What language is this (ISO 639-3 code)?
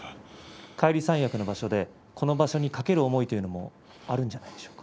jpn